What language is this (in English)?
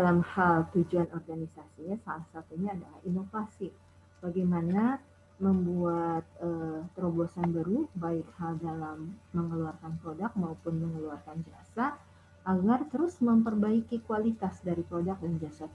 Indonesian